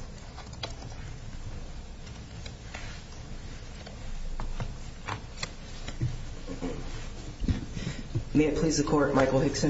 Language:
English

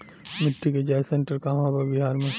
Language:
Bhojpuri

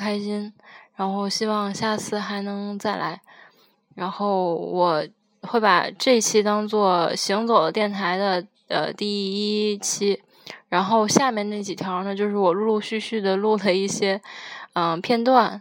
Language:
Chinese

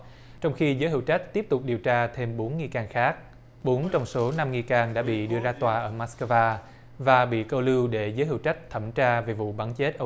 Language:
Vietnamese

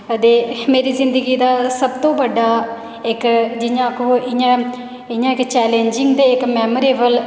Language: Dogri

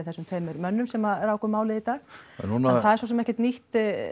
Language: Icelandic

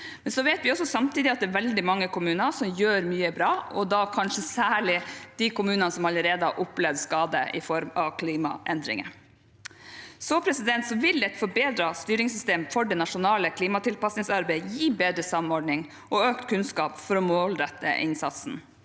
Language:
Norwegian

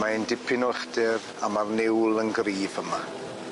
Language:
Welsh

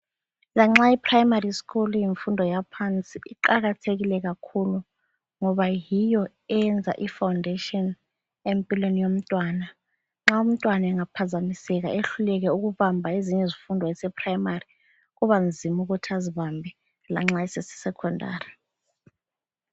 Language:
North Ndebele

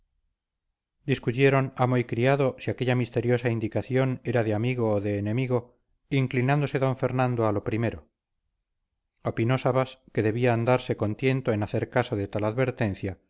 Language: Spanish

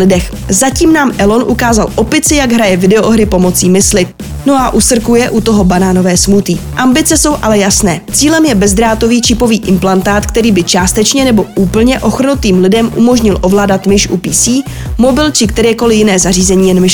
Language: Czech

